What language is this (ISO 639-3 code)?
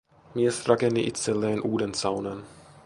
fin